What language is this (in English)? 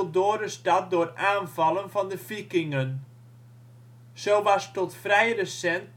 Dutch